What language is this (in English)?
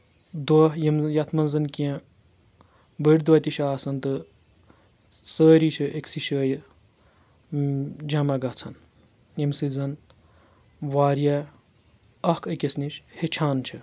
Kashmiri